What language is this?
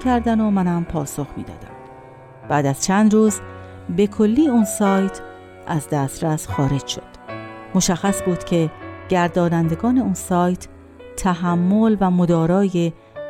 Persian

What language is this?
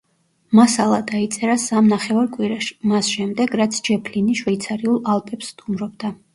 Georgian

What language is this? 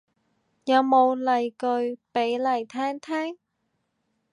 Cantonese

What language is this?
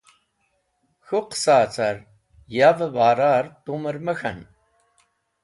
Wakhi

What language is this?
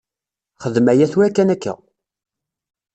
Kabyle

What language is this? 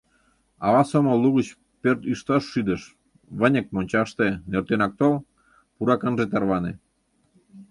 Mari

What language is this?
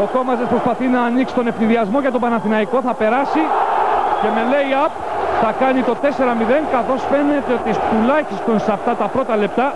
Greek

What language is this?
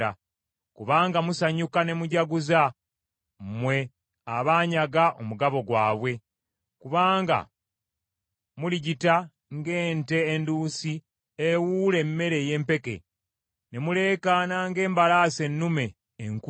Ganda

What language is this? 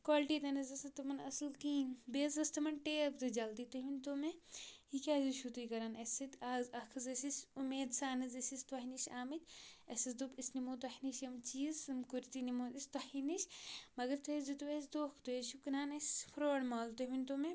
Kashmiri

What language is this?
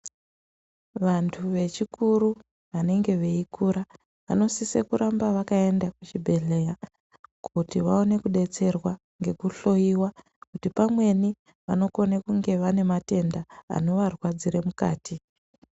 Ndau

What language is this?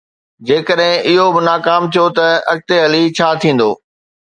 Sindhi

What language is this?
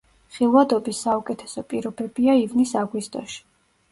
Georgian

